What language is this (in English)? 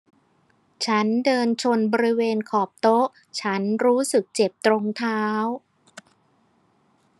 Thai